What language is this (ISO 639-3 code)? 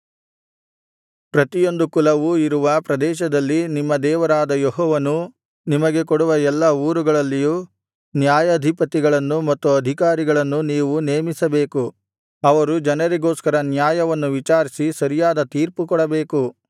kan